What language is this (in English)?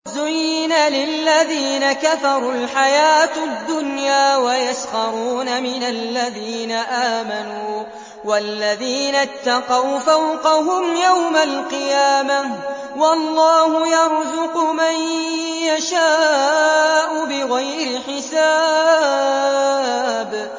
Arabic